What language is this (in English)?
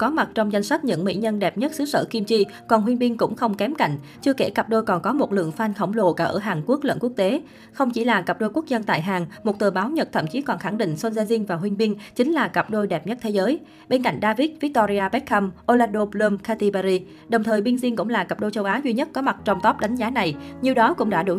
Vietnamese